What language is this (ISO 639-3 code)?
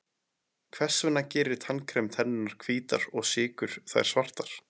isl